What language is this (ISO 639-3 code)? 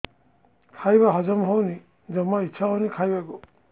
ori